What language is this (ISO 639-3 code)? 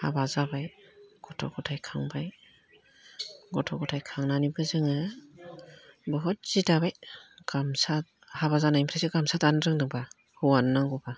brx